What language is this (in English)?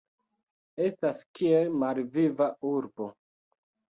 Esperanto